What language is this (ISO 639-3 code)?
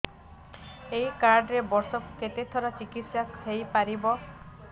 ori